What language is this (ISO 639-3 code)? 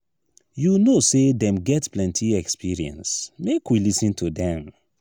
pcm